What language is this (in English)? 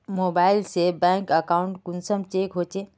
Magahi